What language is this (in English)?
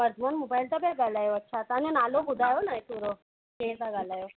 Sindhi